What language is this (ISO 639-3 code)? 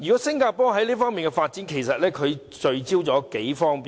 yue